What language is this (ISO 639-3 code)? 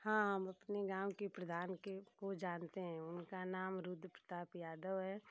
hin